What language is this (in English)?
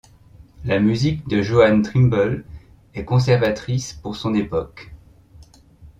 French